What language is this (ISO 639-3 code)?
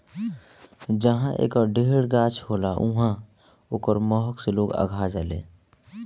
bho